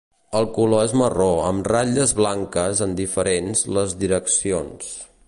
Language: Catalan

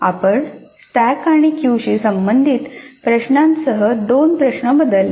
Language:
Marathi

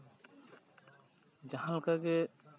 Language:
Santali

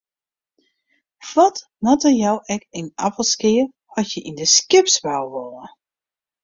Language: Western Frisian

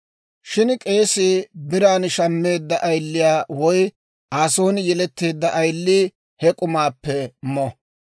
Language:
Dawro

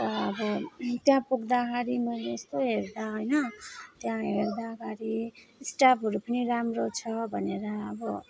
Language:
Nepali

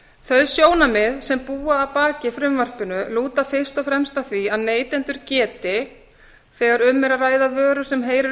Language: Icelandic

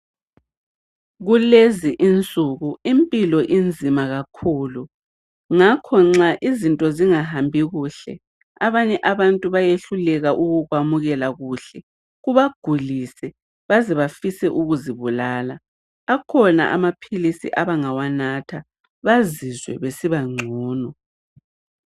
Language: North Ndebele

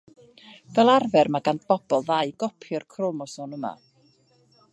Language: Welsh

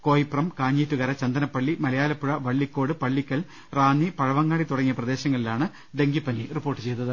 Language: Malayalam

